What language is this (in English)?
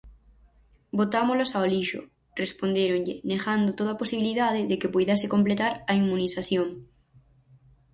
Galician